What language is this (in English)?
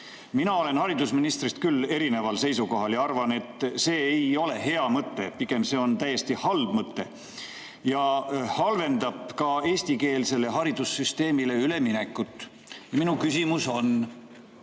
Estonian